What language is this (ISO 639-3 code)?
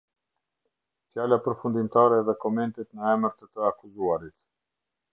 sqi